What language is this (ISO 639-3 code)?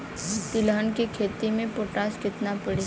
bho